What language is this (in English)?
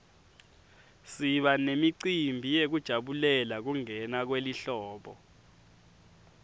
Swati